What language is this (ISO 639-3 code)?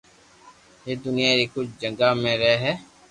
lrk